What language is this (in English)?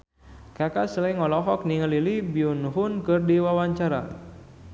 Sundanese